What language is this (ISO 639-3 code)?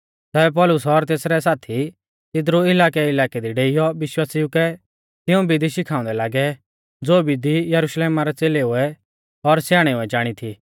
bfz